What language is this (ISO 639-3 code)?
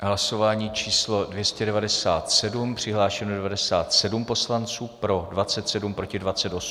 ces